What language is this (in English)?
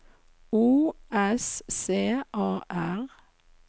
Norwegian